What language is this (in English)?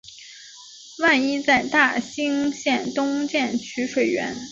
Chinese